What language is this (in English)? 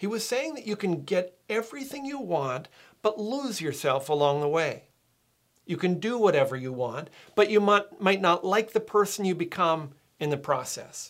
English